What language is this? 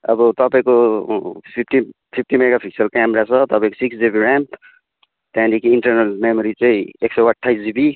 Nepali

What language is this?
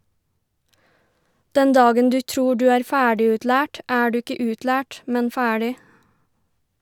Norwegian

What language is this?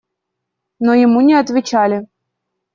Russian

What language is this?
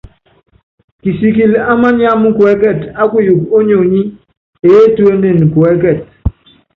Yangben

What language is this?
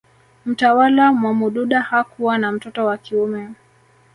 Swahili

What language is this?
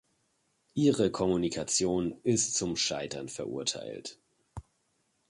German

